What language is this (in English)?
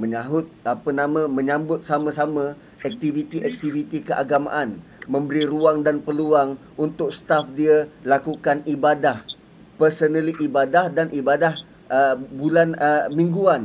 Malay